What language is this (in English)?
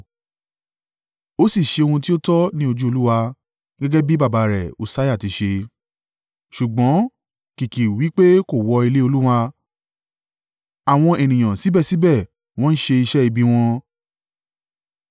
Yoruba